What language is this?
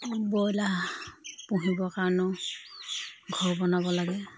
Assamese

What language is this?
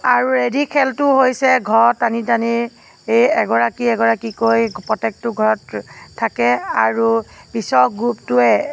Assamese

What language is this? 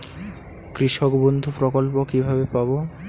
Bangla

